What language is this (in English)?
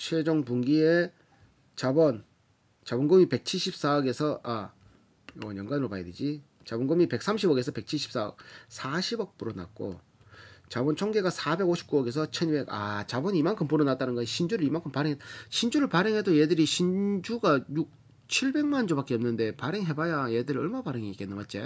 Korean